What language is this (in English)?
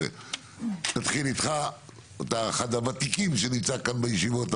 Hebrew